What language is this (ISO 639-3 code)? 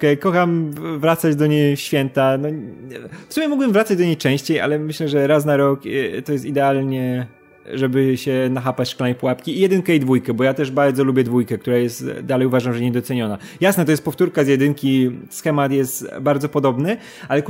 pol